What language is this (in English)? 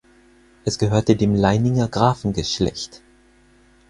German